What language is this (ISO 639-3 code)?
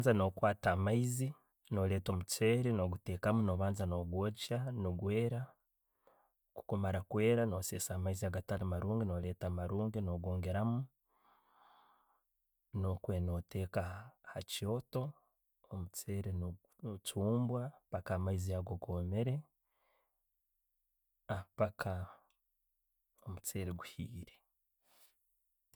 ttj